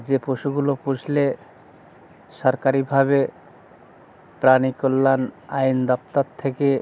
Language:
Bangla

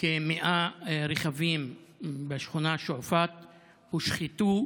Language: Hebrew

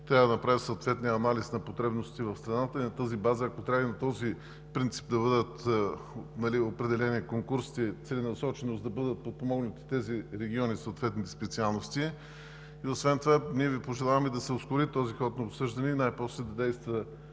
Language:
Bulgarian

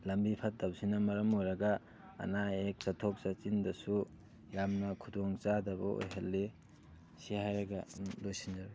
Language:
Manipuri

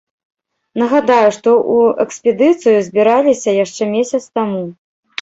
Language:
Belarusian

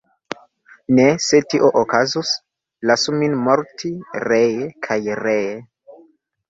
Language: Esperanto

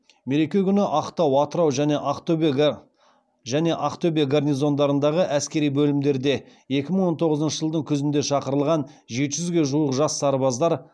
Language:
Kazakh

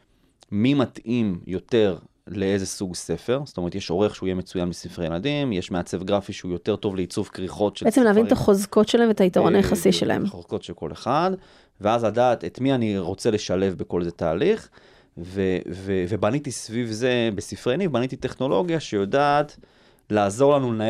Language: Hebrew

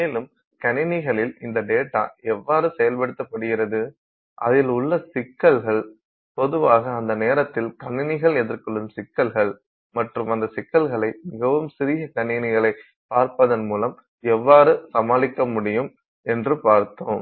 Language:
Tamil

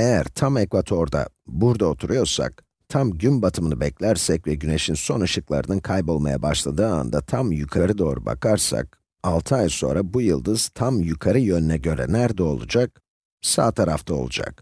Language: Turkish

